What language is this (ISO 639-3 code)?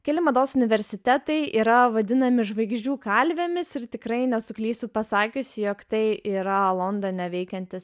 lit